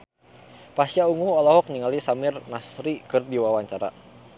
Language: Sundanese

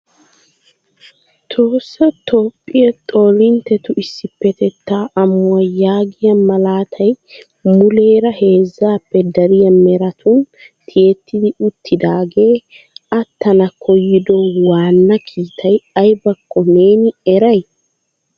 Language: Wolaytta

